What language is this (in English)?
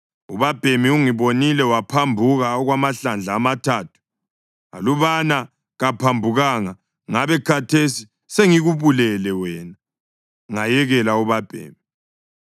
North Ndebele